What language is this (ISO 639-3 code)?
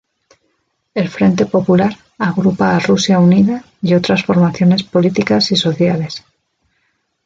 spa